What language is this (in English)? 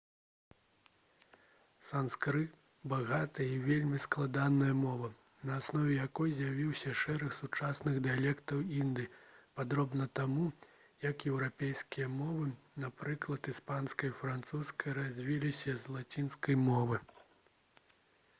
Belarusian